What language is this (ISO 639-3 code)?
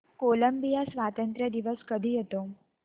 mar